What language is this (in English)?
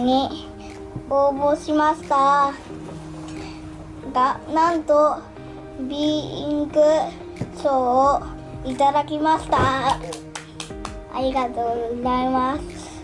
Japanese